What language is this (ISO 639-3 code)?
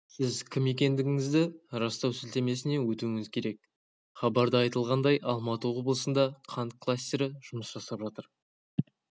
kaz